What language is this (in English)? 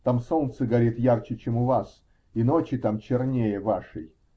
Russian